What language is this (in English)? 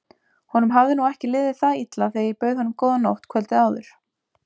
Icelandic